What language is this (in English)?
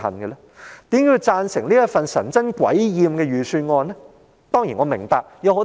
Cantonese